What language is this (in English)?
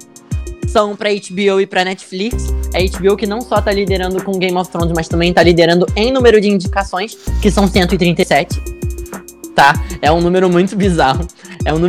Portuguese